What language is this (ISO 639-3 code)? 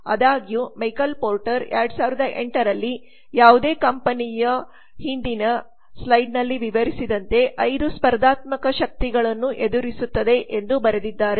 kan